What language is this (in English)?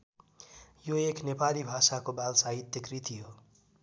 Nepali